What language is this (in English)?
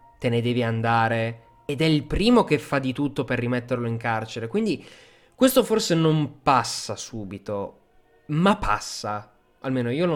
Italian